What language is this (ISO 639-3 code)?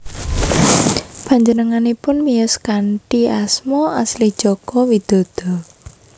jav